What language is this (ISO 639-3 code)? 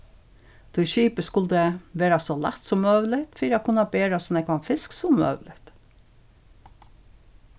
fao